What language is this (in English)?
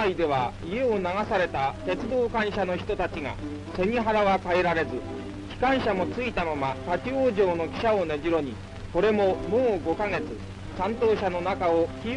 Japanese